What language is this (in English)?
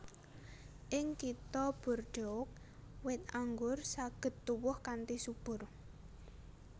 Javanese